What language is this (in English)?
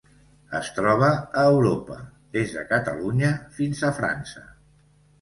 Catalan